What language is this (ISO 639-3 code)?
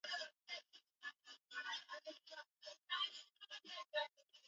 swa